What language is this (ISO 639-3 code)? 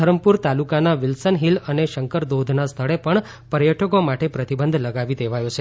guj